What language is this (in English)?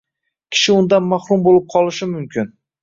Uzbek